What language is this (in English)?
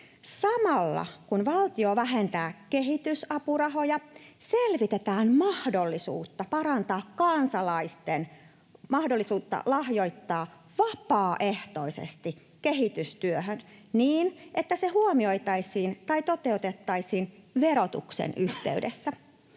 Finnish